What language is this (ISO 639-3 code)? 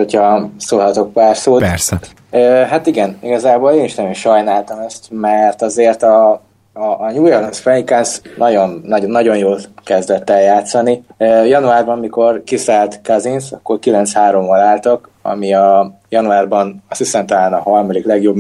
hun